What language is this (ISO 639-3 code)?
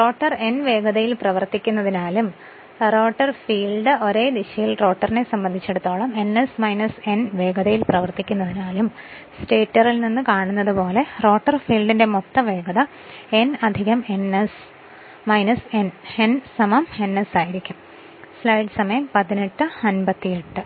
mal